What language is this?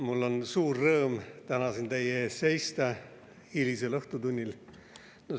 Estonian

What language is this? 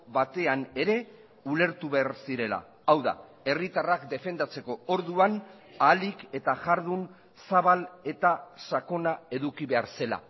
Basque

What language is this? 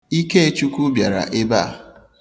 Igbo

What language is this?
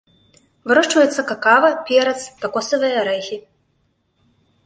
Belarusian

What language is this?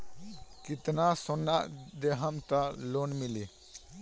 Bhojpuri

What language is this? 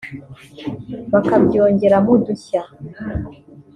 Kinyarwanda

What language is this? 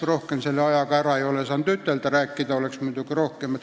Estonian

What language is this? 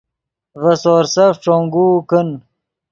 Yidgha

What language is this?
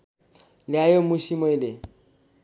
Nepali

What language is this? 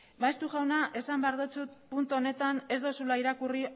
Basque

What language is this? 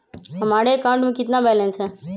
Magahi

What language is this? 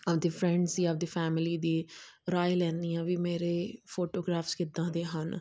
Punjabi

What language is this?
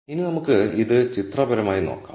Malayalam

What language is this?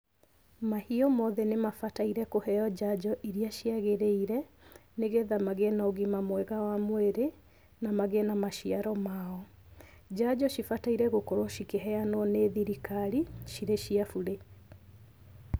Kikuyu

